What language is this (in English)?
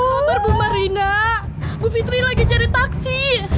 Indonesian